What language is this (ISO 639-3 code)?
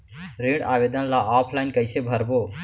hne